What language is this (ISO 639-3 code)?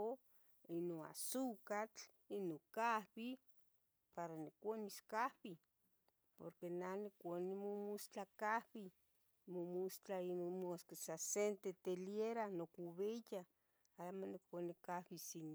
nhg